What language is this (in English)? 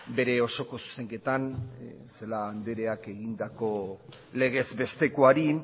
Basque